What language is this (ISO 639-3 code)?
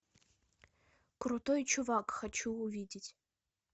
rus